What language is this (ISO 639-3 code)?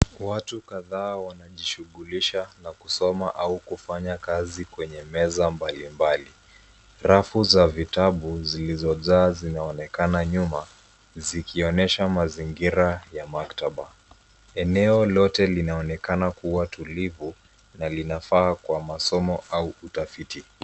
swa